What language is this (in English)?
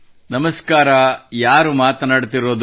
Kannada